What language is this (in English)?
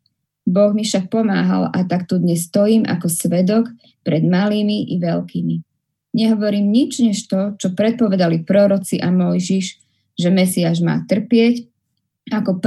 Slovak